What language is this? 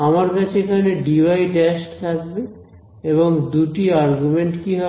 Bangla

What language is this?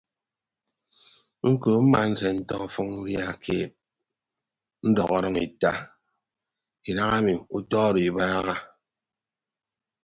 Ibibio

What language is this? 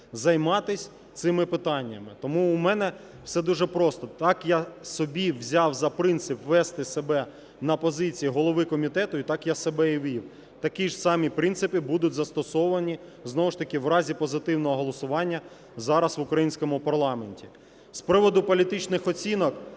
Ukrainian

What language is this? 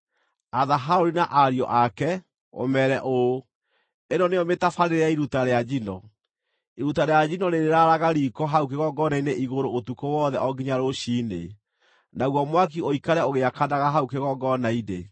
Kikuyu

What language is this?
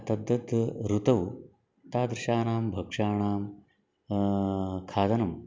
Sanskrit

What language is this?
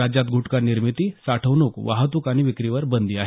Marathi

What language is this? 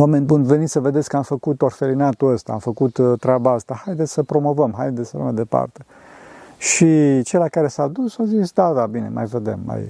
Romanian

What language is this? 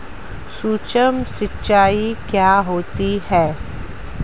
Hindi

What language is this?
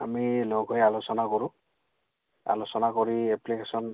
Assamese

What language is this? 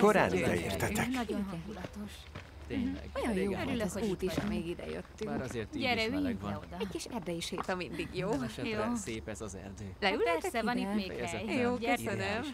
Hungarian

